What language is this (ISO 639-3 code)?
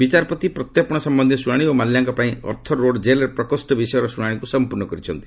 ori